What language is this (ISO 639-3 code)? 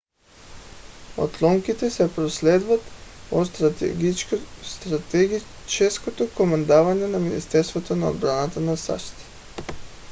bul